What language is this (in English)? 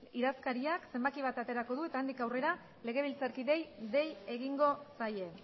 Basque